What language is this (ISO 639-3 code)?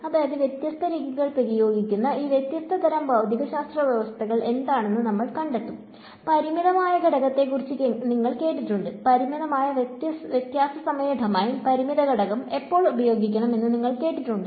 mal